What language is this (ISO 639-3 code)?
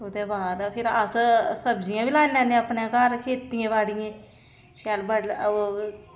doi